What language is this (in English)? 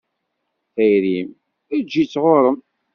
Kabyle